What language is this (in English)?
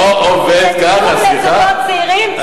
Hebrew